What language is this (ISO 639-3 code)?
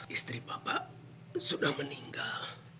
ind